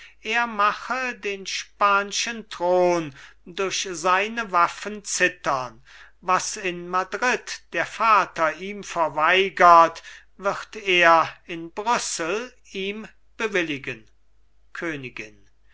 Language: German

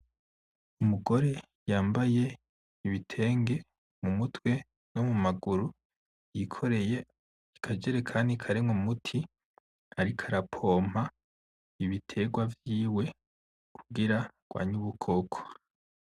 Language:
Rundi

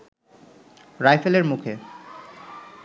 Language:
Bangla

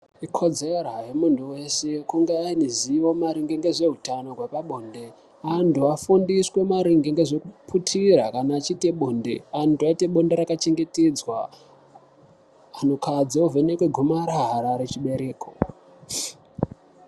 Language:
Ndau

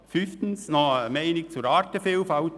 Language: Swiss German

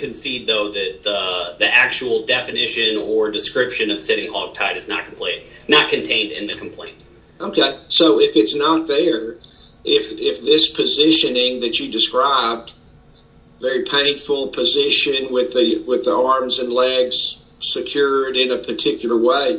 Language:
English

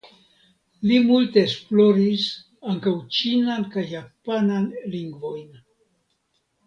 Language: Esperanto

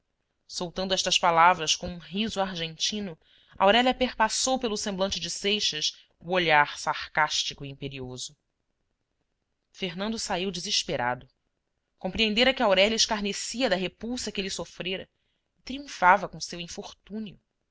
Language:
Portuguese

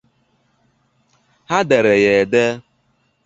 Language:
Igbo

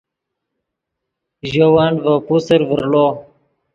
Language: Yidgha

